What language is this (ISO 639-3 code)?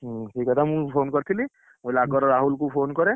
ori